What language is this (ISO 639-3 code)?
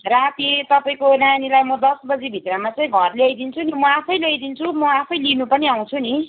nep